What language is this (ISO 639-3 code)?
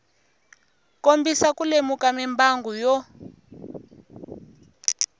tso